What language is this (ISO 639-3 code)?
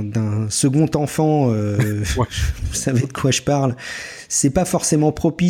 fra